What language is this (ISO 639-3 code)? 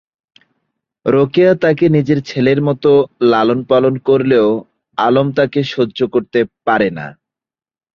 ben